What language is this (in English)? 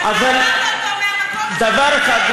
Hebrew